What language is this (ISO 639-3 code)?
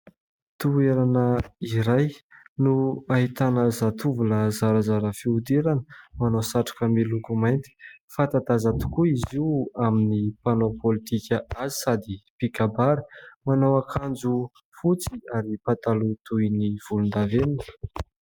mlg